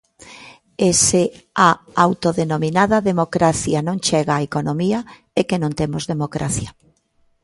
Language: Galician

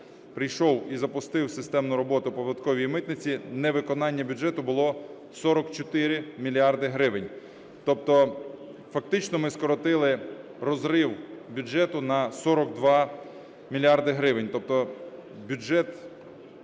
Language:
Ukrainian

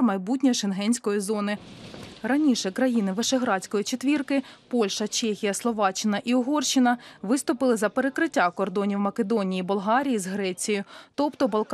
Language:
Russian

